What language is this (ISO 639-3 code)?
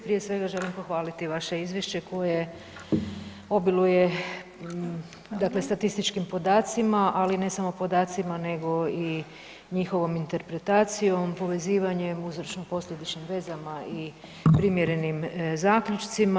hrv